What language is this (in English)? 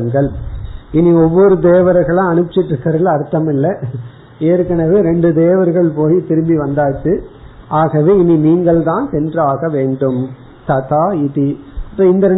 Tamil